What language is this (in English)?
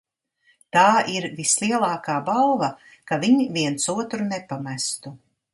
Latvian